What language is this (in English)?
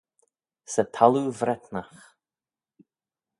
Manx